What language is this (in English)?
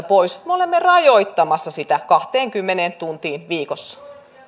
Finnish